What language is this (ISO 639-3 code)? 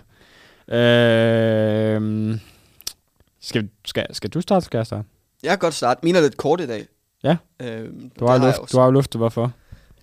dan